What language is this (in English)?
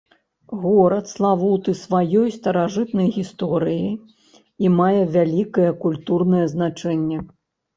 Belarusian